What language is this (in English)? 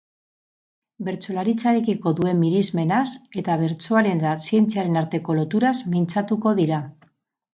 Basque